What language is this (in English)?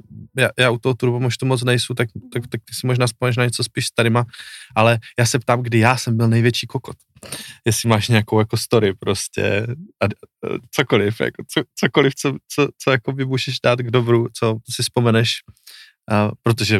Czech